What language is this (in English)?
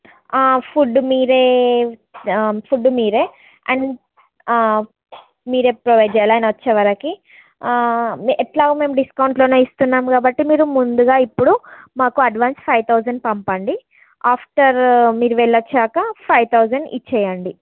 Telugu